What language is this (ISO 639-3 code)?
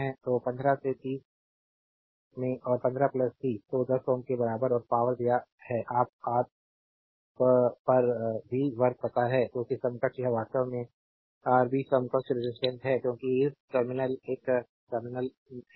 hin